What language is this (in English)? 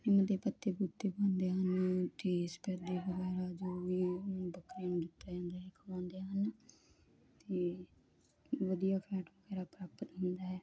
Punjabi